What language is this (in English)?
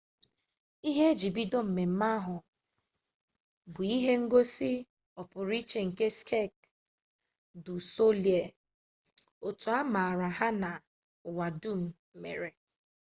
Igbo